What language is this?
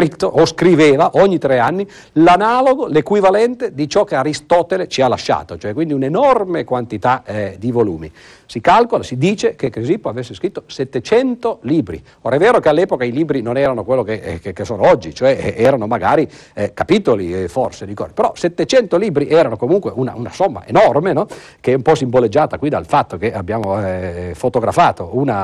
Italian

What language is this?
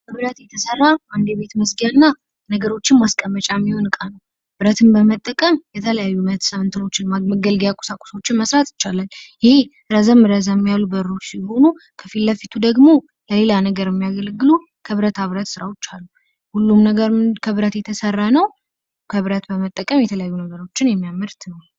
Amharic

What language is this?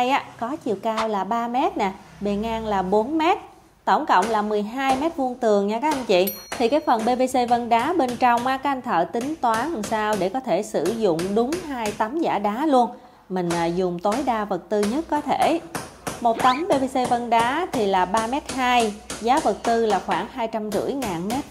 Vietnamese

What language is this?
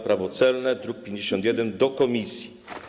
Polish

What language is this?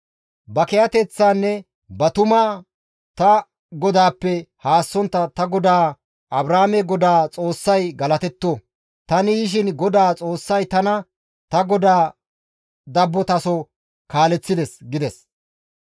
Gamo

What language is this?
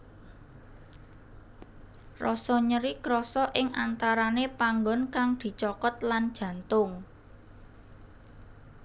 Javanese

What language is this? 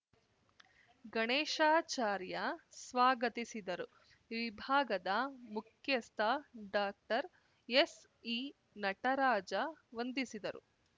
Kannada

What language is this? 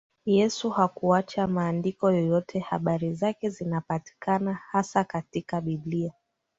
Swahili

